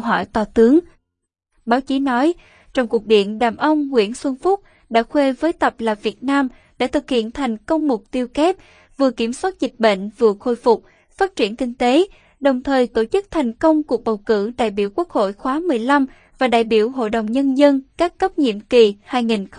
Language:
Vietnamese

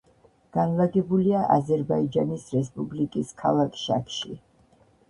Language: Georgian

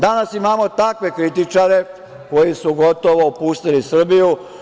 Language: Serbian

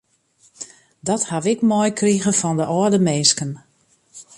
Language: Western Frisian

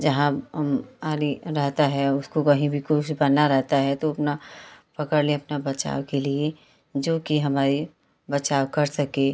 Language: Hindi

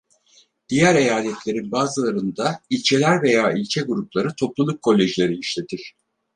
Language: Turkish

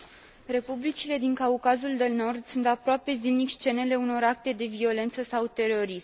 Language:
Romanian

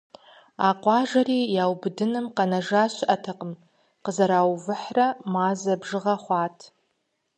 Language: Kabardian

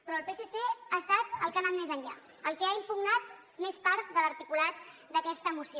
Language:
Catalan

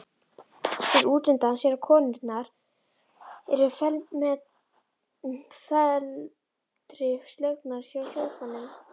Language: Icelandic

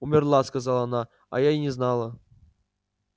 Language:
Russian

